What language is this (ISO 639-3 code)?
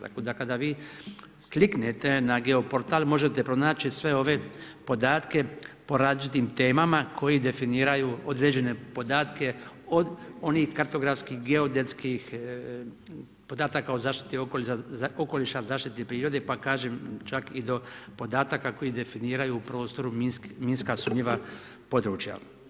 hrv